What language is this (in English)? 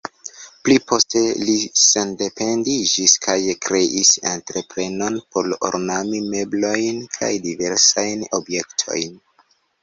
Esperanto